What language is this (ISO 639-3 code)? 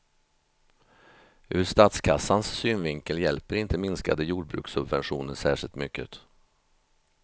swe